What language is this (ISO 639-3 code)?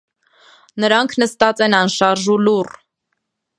hye